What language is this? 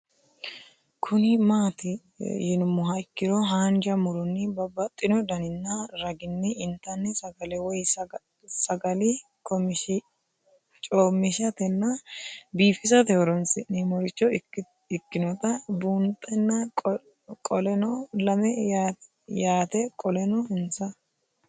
Sidamo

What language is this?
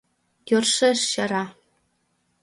Mari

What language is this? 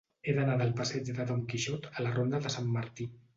Catalan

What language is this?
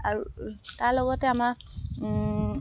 Assamese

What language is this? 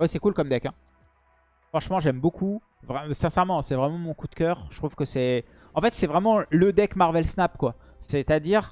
French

